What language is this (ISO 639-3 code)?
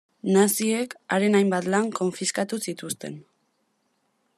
eus